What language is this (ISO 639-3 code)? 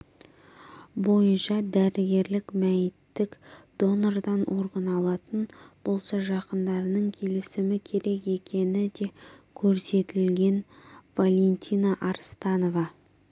kaz